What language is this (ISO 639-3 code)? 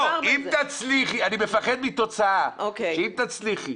heb